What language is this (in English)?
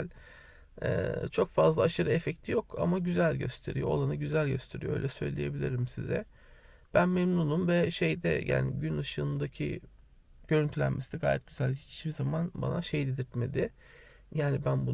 Turkish